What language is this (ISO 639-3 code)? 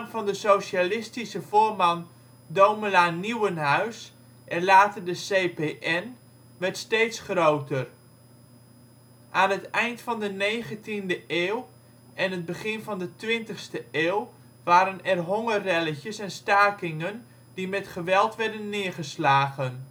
nld